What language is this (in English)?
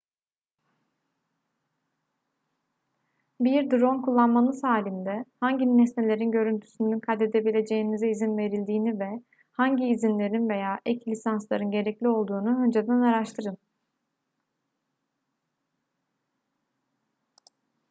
Turkish